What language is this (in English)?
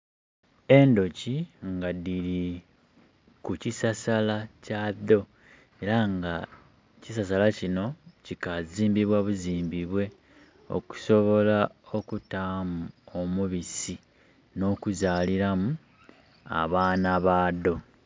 Soga